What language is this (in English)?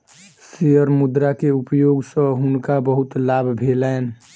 Maithili